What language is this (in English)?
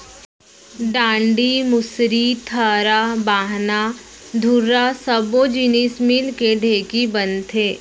Chhattisgarhi